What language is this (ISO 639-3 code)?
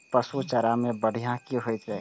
mai